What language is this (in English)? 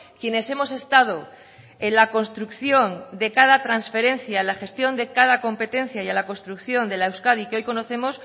Spanish